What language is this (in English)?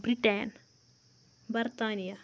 Kashmiri